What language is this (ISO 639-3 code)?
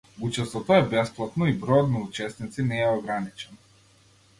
mkd